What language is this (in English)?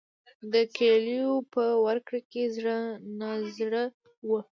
Pashto